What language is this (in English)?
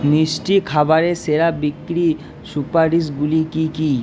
Bangla